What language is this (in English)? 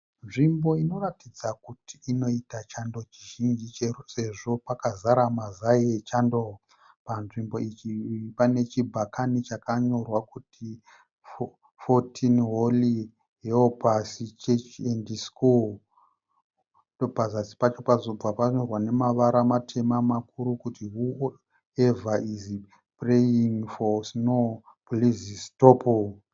Shona